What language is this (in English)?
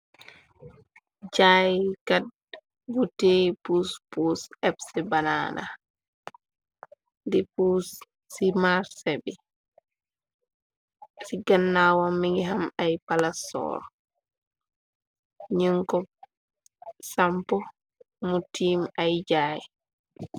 Wolof